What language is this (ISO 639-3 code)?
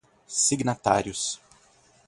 por